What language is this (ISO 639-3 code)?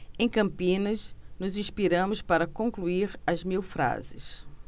por